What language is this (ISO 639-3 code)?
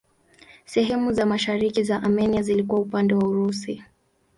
swa